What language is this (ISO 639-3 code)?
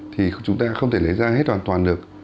vie